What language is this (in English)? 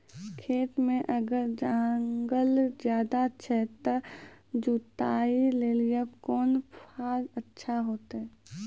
Maithili